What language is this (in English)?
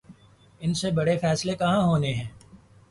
Urdu